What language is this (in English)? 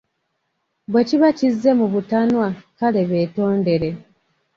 Ganda